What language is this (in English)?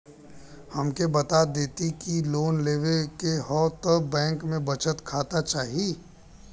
Bhojpuri